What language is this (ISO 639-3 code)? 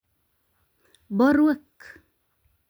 kln